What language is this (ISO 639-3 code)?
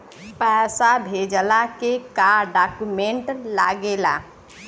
bho